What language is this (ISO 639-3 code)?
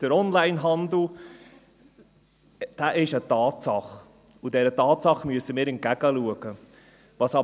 gsw